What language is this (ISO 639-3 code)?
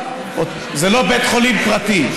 heb